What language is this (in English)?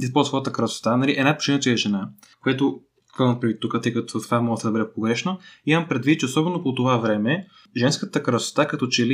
Bulgarian